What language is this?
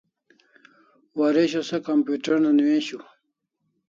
Kalasha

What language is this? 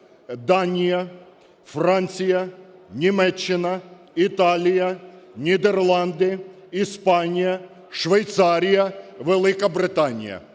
Ukrainian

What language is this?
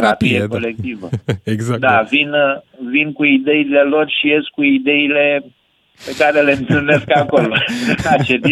Romanian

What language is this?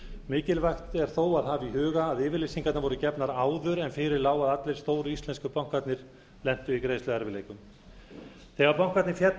Icelandic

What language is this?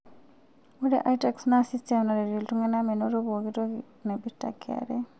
Masai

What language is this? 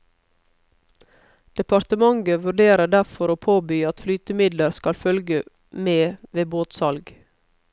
Norwegian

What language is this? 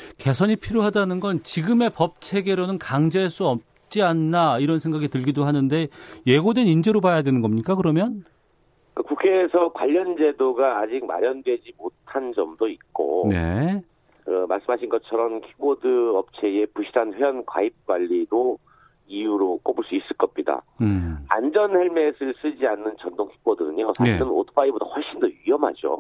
Korean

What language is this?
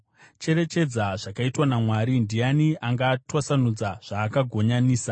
Shona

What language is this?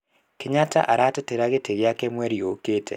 Kikuyu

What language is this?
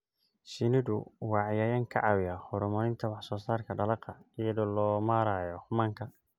Somali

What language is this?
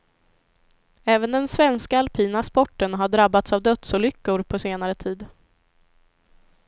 Swedish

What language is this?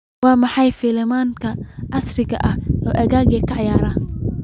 Somali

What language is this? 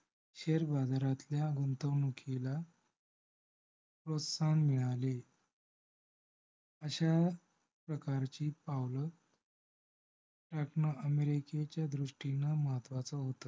Marathi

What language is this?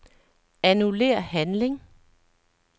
Danish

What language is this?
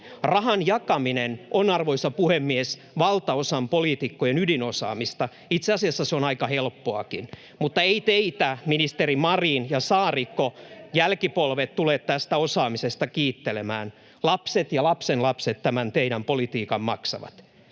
Finnish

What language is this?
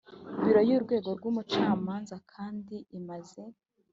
Kinyarwanda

